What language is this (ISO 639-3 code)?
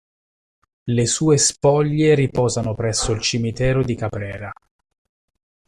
ita